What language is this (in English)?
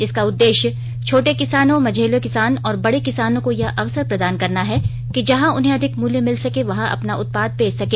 Hindi